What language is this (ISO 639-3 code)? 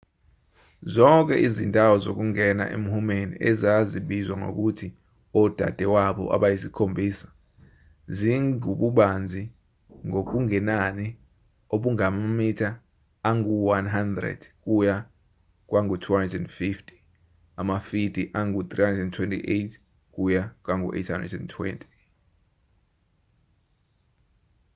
zul